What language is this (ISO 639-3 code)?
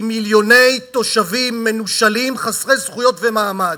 heb